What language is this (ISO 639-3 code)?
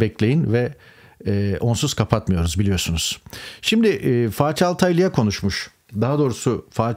tur